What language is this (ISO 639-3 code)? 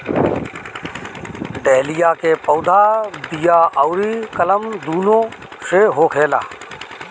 bho